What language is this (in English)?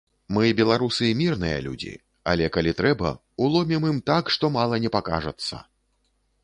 Belarusian